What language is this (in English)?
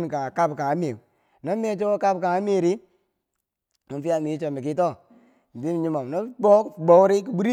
Bangwinji